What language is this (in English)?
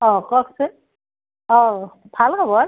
Assamese